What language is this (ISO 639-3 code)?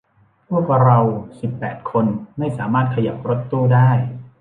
tha